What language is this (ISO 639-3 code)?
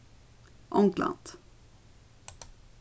fao